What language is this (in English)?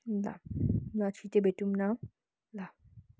Nepali